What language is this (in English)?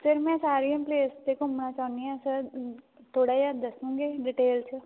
Punjabi